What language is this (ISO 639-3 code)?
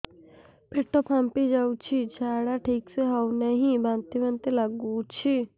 ori